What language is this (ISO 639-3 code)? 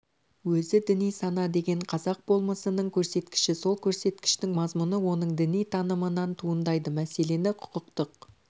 kaz